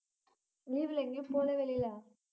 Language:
Tamil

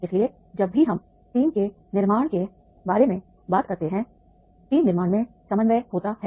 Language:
Hindi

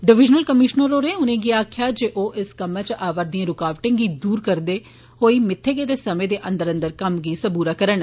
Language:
Dogri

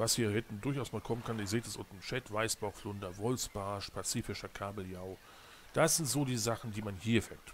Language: German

